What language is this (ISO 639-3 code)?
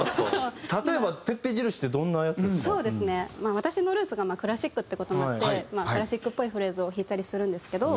jpn